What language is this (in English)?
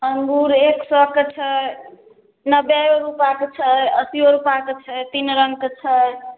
Maithili